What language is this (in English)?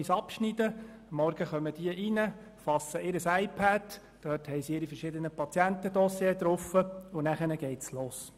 Swiss German